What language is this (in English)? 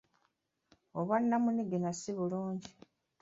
Ganda